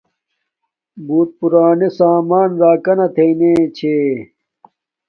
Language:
Domaaki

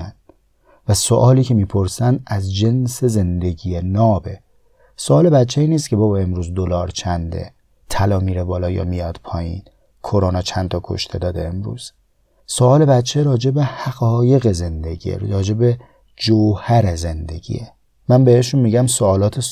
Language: Persian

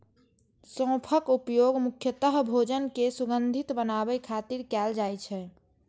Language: Maithili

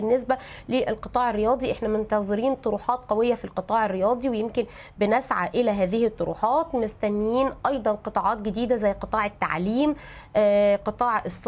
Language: Arabic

